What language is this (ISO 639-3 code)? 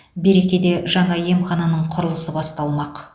kaz